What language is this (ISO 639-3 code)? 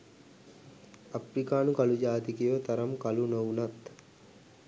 sin